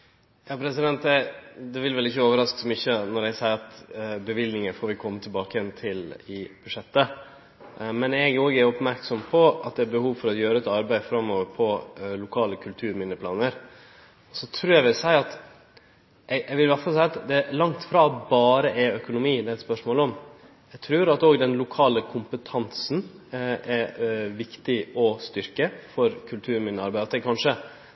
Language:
Norwegian Nynorsk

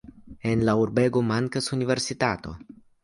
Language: Esperanto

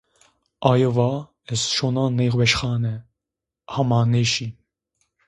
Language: Zaza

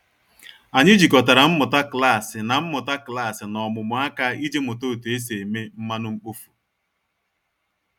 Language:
Igbo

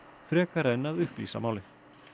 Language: Icelandic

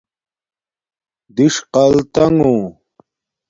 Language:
Domaaki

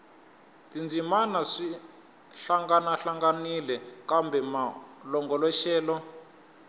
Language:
Tsonga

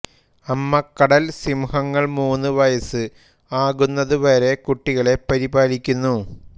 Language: Malayalam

